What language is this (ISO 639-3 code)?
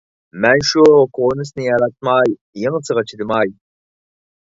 uig